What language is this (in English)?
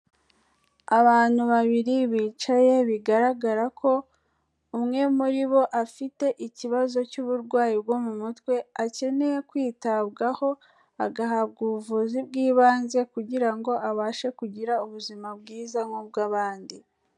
Kinyarwanda